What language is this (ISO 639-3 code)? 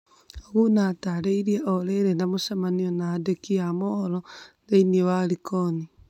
kik